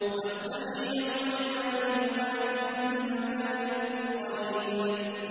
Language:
Arabic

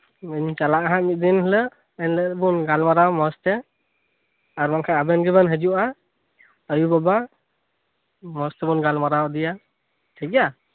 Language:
Santali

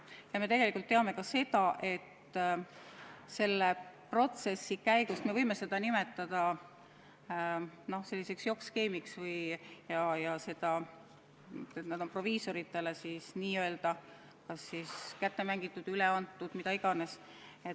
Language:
Estonian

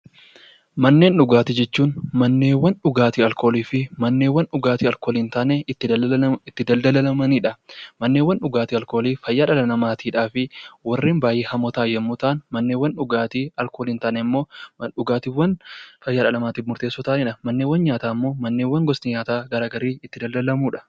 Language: Oromo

